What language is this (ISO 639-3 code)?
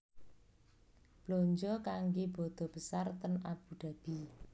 jav